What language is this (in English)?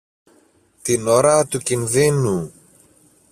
Greek